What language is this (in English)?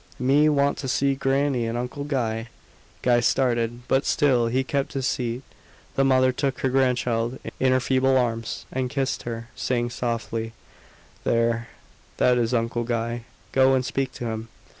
English